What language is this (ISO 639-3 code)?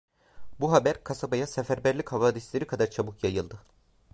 tur